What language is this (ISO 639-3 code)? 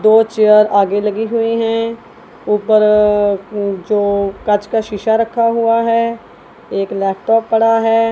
hin